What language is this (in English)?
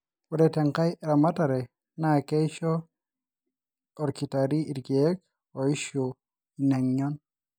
Masai